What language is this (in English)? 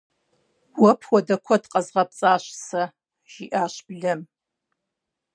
Kabardian